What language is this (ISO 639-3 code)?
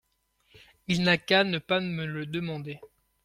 fra